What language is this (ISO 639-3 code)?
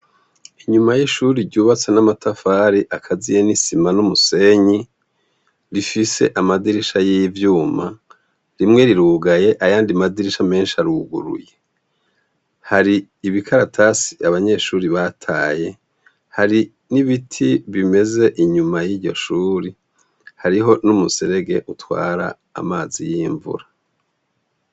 run